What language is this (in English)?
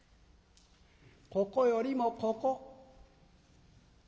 Japanese